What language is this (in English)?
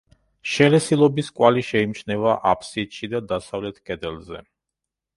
Georgian